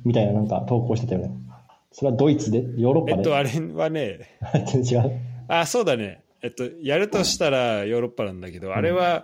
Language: Japanese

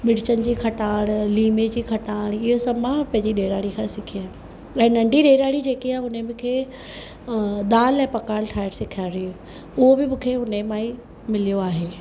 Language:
Sindhi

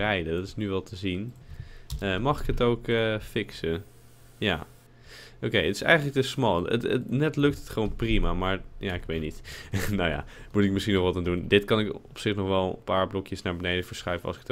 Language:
Dutch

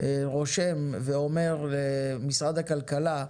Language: Hebrew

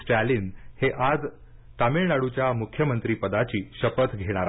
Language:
Marathi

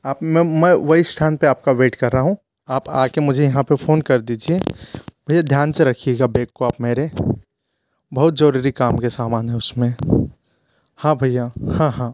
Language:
Hindi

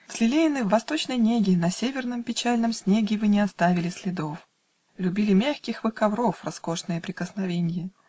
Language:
Russian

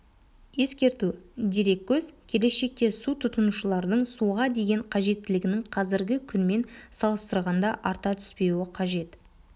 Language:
Kazakh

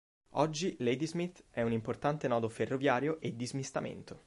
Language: Italian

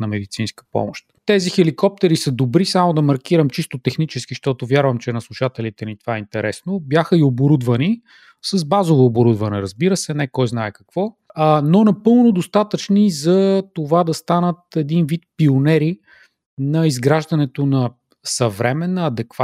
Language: Bulgarian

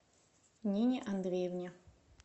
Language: Russian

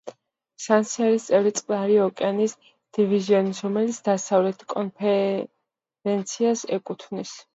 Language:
Georgian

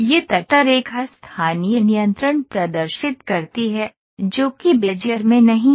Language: Hindi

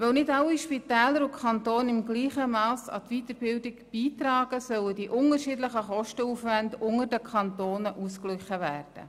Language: Swiss German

